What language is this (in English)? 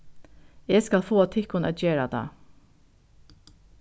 Faroese